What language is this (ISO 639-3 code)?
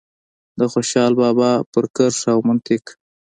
pus